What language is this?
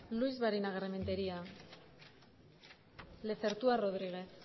Basque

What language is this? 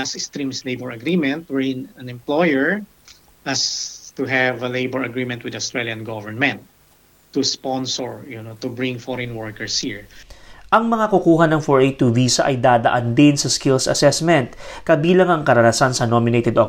Filipino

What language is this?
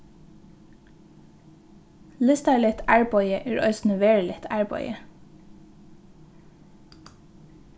Faroese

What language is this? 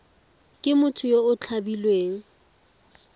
Tswana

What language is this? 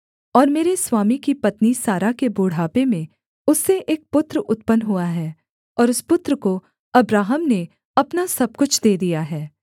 Hindi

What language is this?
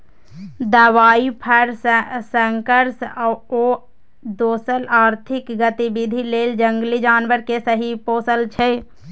Maithili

